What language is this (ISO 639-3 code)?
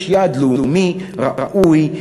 heb